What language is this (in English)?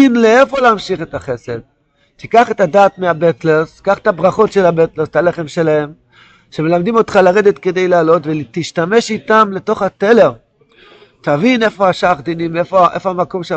Hebrew